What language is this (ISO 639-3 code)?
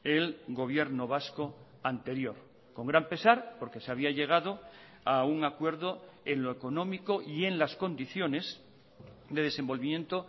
spa